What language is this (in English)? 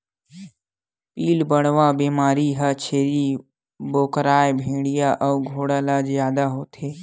Chhattisgarhi